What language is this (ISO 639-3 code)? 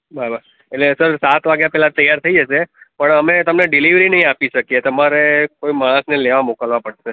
guj